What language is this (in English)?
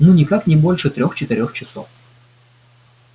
Russian